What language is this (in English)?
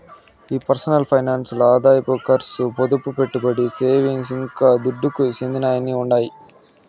Telugu